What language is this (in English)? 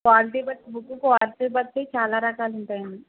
Telugu